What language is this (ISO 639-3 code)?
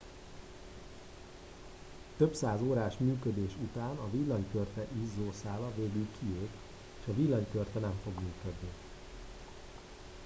hun